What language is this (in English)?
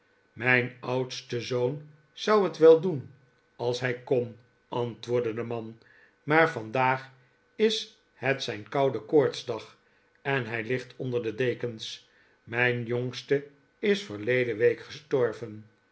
Dutch